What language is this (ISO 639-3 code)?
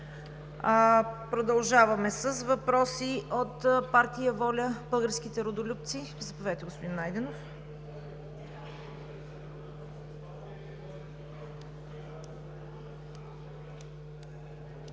bul